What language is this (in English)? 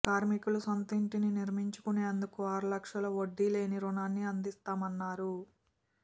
Telugu